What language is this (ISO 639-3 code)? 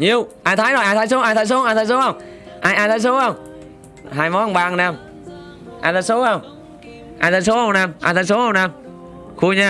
vie